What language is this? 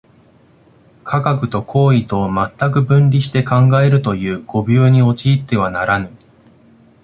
Japanese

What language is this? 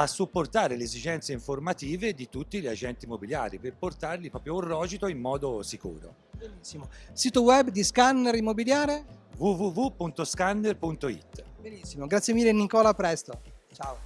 Italian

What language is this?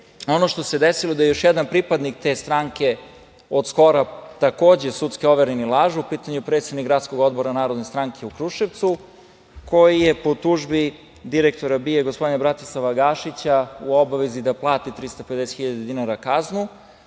Serbian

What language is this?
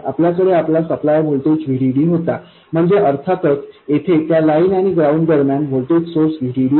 Marathi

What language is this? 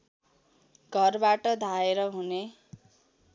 Nepali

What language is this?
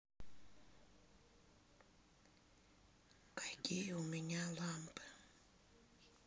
Russian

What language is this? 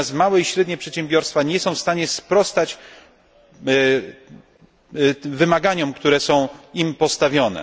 Polish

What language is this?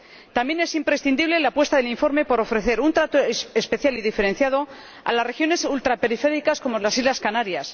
Spanish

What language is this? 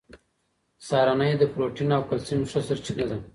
Pashto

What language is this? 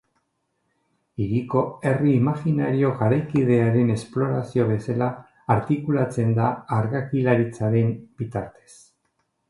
Basque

